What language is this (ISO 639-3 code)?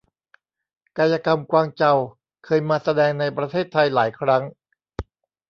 tha